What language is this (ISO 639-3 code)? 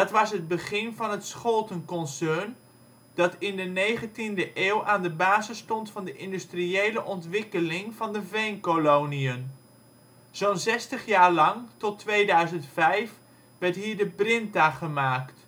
nld